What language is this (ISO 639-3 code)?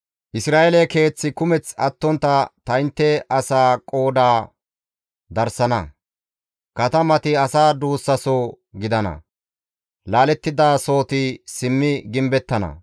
gmv